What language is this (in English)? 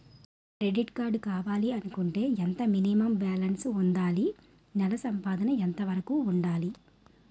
Telugu